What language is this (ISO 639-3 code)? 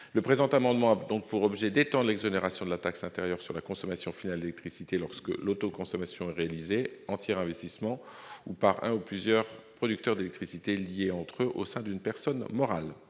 fra